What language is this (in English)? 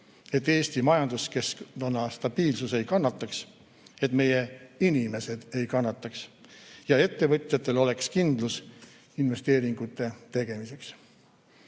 Estonian